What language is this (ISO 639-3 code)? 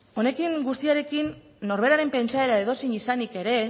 eus